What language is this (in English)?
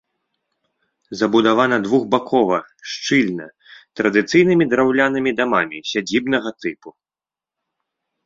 Belarusian